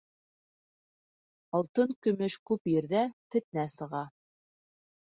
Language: Bashkir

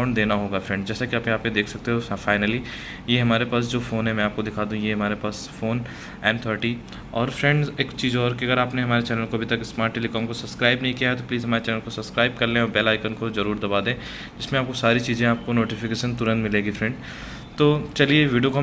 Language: Hindi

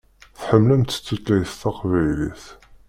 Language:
Kabyle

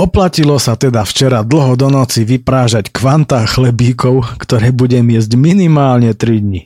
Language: Slovak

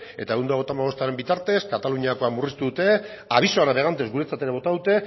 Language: Basque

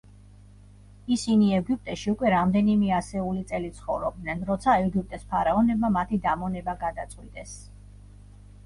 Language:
Georgian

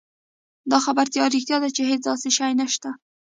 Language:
Pashto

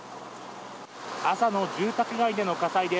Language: Japanese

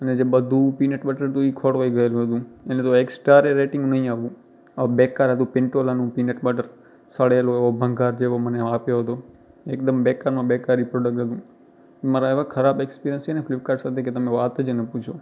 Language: Gujarati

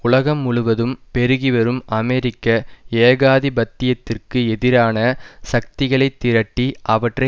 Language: Tamil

